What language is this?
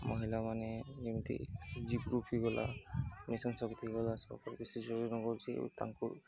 Odia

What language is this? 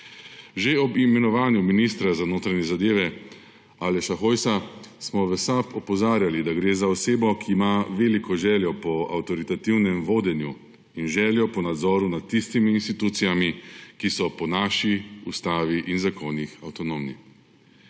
Slovenian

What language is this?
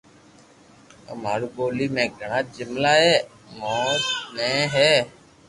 Loarki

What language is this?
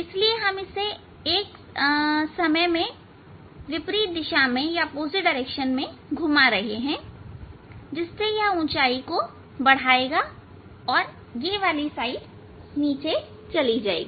Hindi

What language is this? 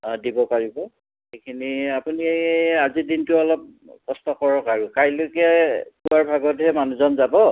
Assamese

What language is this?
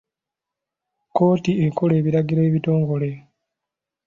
Ganda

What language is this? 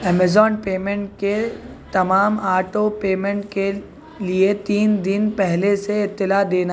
Urdu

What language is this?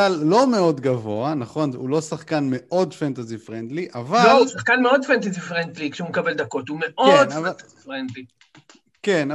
Hebrew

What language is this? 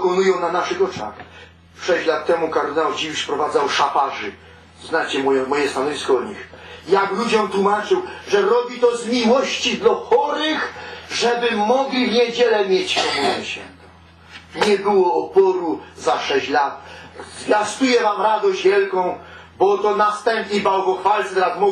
Polish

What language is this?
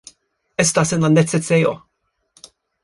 Esperanto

